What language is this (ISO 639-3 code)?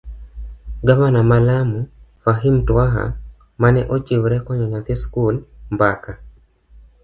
luo